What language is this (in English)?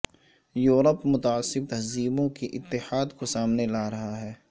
Urdu